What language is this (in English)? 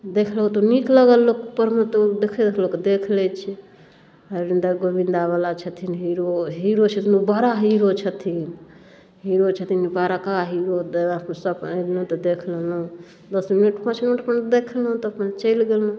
Maithili